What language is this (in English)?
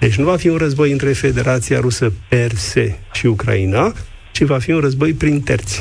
Romanian